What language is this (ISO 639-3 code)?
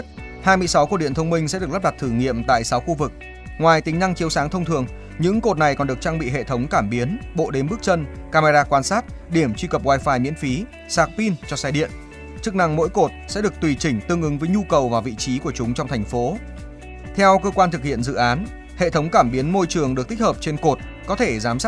vie